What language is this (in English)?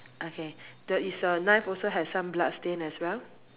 English